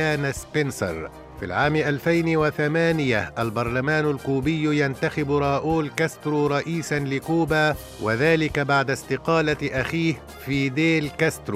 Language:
Arabic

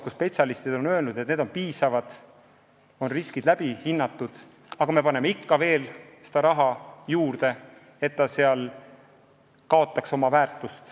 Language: Estonian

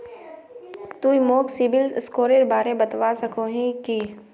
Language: Magahi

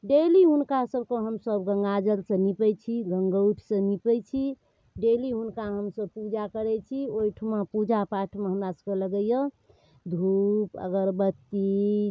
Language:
Maithili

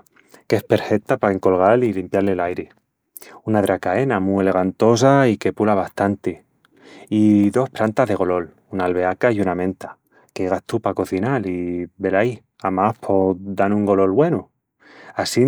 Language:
Extremaduran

